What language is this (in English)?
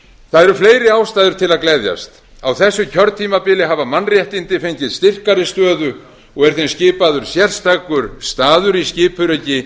Icelandic